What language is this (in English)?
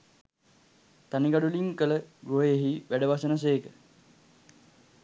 Sinhala